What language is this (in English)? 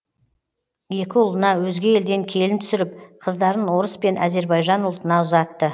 Kazakh